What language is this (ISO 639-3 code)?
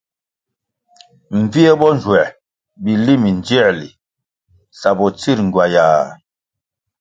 nmg